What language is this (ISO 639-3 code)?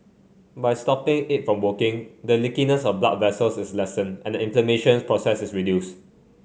eng